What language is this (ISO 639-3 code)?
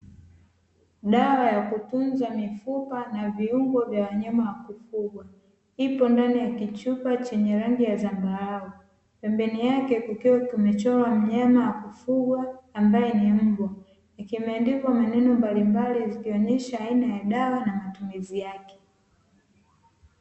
swa